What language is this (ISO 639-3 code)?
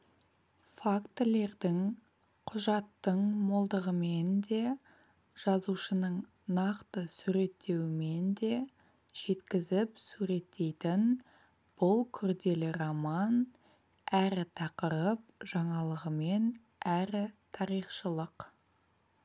kaz